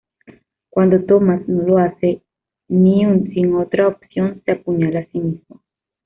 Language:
Spanish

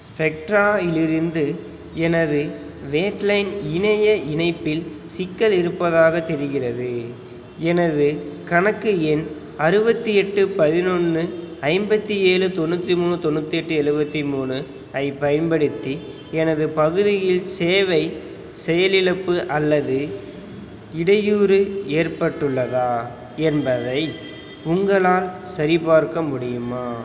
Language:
Tamil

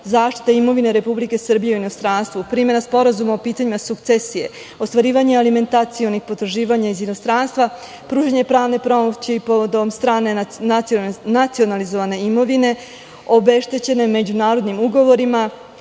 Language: Serbian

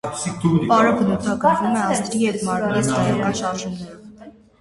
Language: Armenian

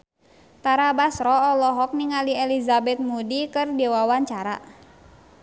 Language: Sundanese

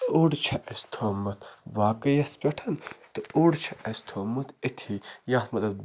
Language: Kashmiri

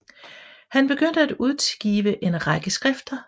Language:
Danish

